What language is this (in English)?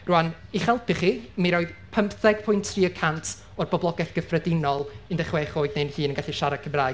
Welsh